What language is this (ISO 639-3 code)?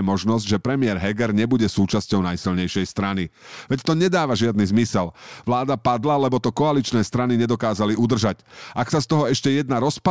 slk